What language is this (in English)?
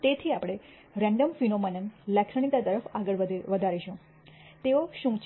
Gujarati